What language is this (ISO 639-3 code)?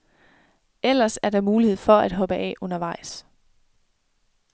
dan